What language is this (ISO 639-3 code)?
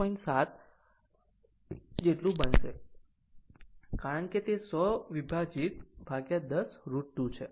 guj